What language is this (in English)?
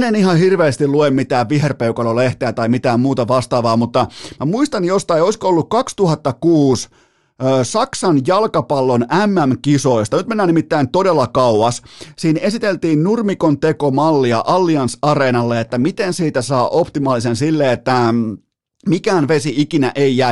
Finnish